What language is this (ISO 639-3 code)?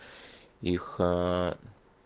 rus